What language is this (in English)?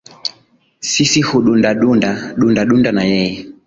Swahili